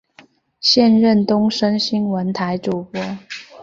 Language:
Chinese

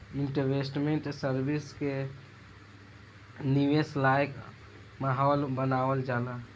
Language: Bhojpuri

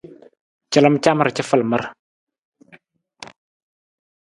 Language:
Nawdm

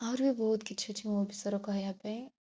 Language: Odia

